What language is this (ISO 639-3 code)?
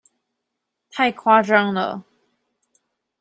zho